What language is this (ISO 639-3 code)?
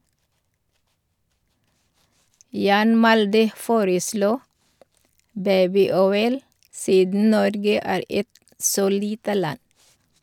nor